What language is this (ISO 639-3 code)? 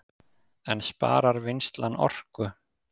isl